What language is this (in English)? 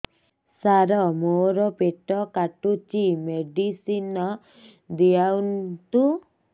Odia